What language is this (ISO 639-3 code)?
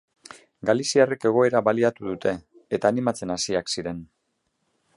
eus